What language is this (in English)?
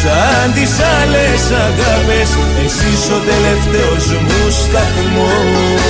Greek